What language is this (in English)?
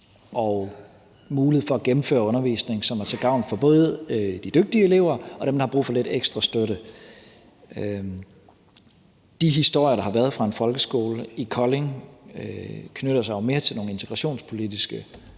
Danish